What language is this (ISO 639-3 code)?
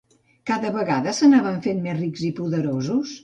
cat